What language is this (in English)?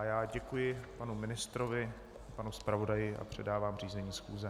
Czech